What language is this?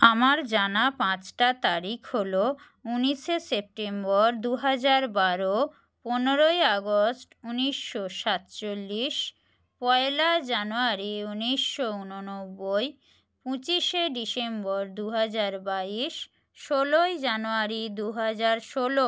Bangla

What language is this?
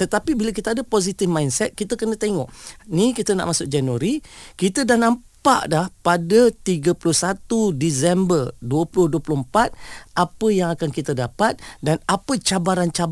Malay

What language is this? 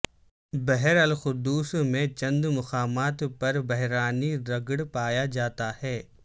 Urdu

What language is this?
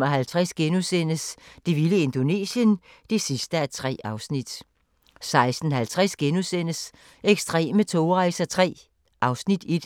Danish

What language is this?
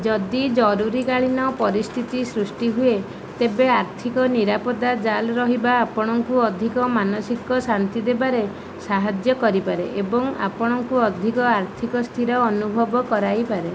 Odia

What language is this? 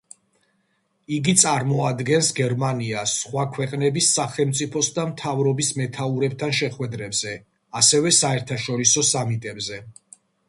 Georgian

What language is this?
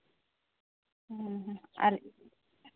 Santali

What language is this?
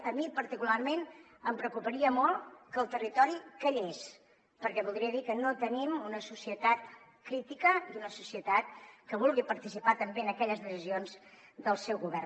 Catalan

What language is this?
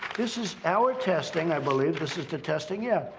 English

